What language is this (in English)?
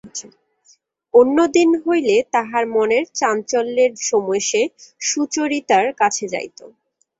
Bangla